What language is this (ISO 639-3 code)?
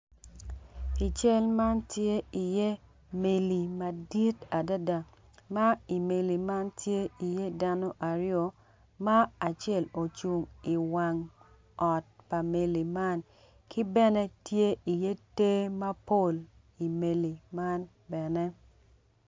ach